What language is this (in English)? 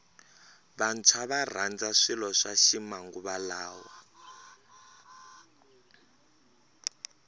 Tsonga